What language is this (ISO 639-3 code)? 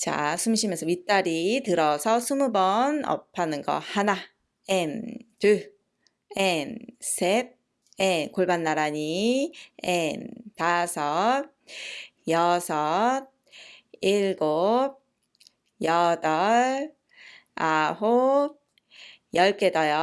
kor